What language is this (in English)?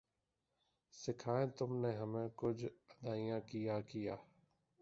Urdu